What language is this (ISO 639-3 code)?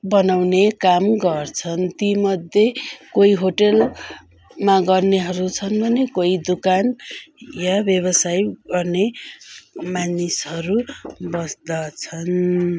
nep